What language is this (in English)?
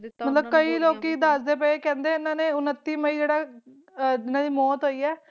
Punjabi